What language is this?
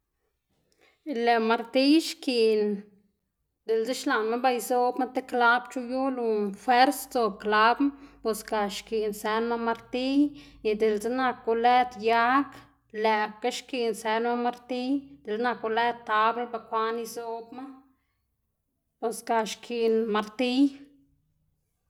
Xanaguía Zapotec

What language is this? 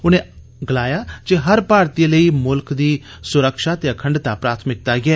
Dogri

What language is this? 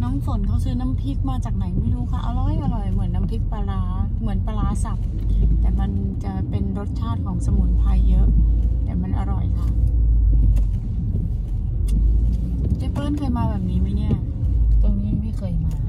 Thai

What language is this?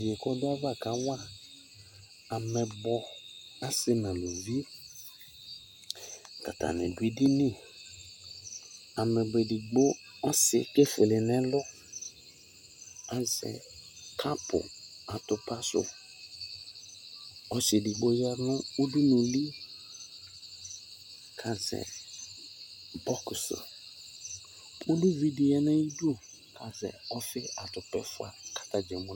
Ikposo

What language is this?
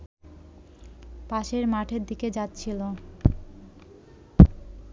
Bangla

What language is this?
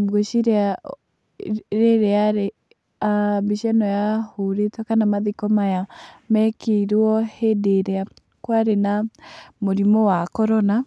Kikuyu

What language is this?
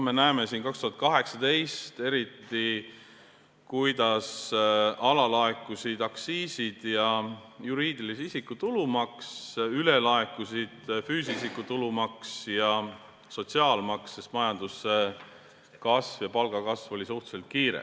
Estonian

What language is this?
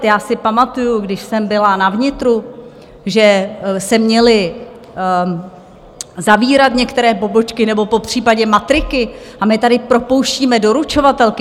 Czech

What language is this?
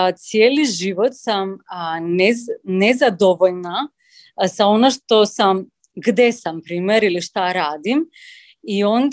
Croatian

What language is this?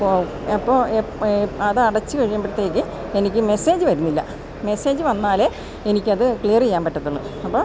Malayalam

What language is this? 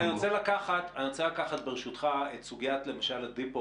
Hebrew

